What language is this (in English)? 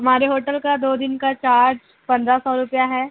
Urdu